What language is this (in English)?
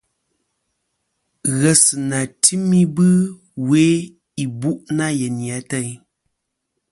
Kom